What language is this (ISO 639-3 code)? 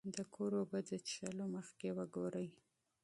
pus